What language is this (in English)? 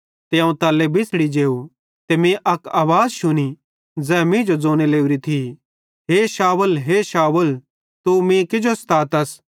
Bhadrawahi